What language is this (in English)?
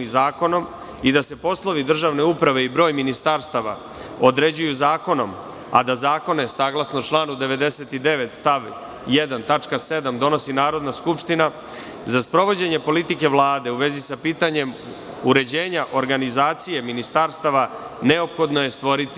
Serbian